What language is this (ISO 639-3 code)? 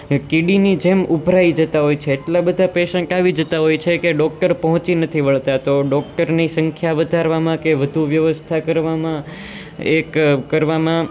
guj